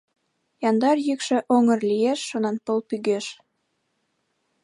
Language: Mari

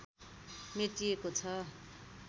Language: Nepali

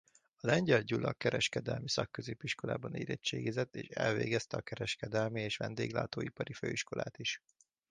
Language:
Hungarian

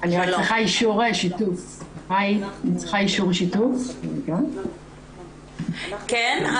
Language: Hebrew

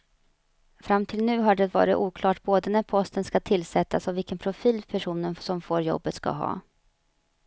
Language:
Swedish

